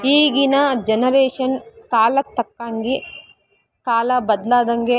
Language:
Kannada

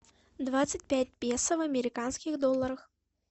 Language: Russian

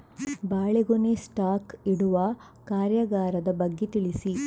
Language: Kannada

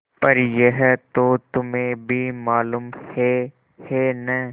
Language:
Hindi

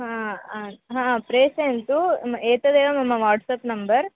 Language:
Sanskrit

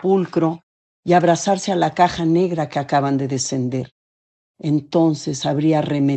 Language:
Spanish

